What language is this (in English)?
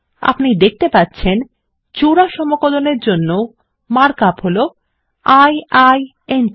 Bangla